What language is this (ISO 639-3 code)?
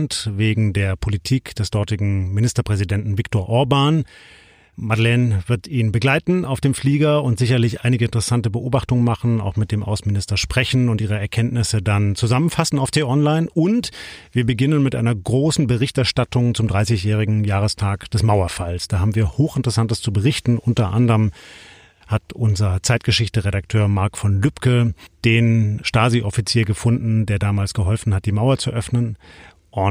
deu